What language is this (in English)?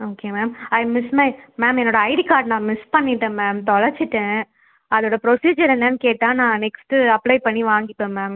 Tamil